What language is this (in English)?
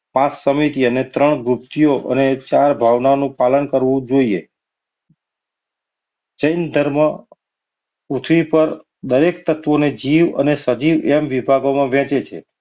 Gujarati